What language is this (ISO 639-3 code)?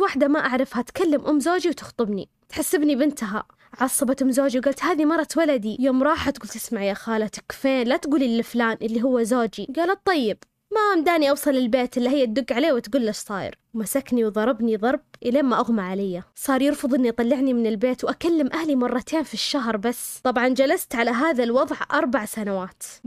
ara